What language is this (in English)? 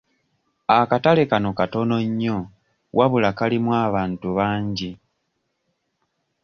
Ganda